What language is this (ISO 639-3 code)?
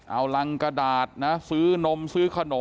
tha